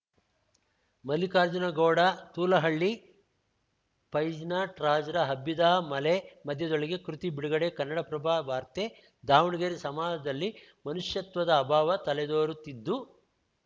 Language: Kannada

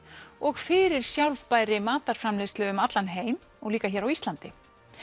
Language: Icelandic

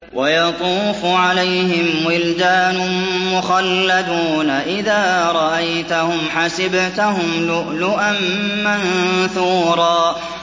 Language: Arabic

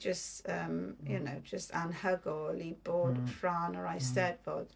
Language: Welsh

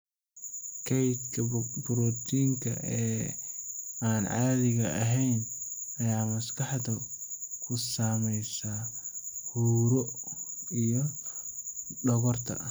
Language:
Somali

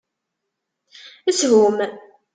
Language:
Kabyle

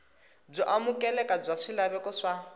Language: Tsonga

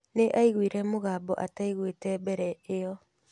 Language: Kikuyu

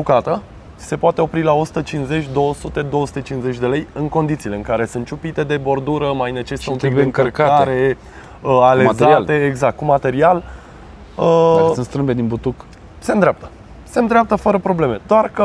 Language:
Romanian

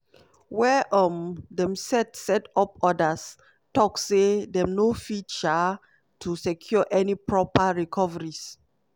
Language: Nigerian Pidgin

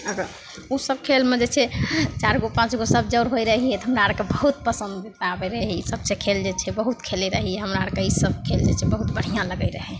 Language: Maithili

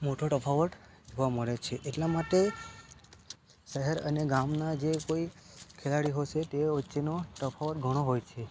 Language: Gujarati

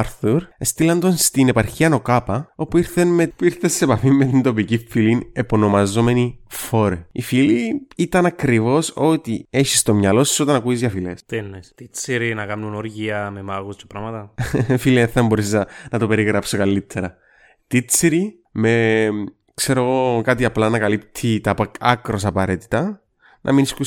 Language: Greek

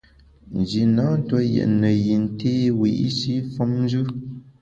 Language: Bamun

